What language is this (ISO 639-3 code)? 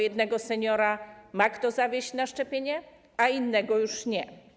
pol